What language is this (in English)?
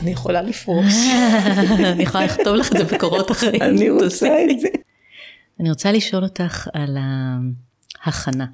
Hebrew